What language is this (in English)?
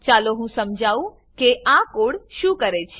Gujarati